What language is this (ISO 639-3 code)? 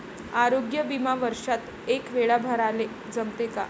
mar